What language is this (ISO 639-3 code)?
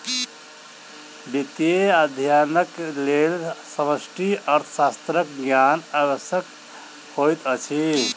mai